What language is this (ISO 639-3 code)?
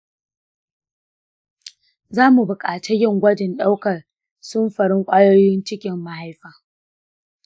hau